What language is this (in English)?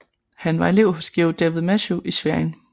Danish